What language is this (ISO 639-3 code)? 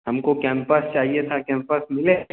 hin